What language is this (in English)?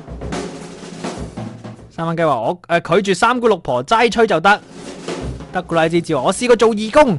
Chinese